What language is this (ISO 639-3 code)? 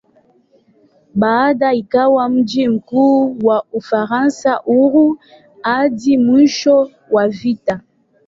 swa